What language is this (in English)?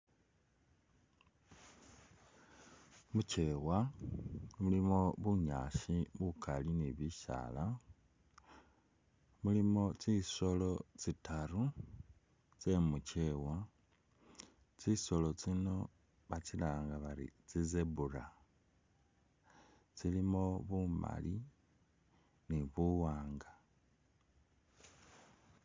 Masaaba